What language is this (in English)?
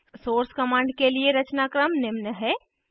Hindi